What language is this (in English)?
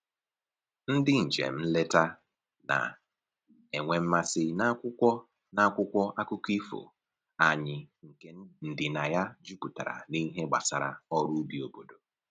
Igbo